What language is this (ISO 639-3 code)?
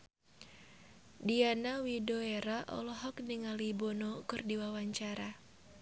sun